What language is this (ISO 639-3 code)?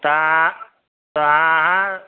mai